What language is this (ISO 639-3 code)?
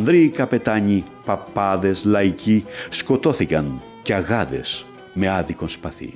ell